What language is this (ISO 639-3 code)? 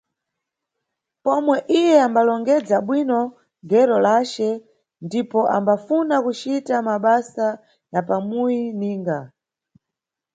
nyu